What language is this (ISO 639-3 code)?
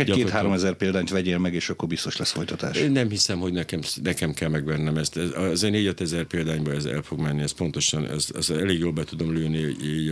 hun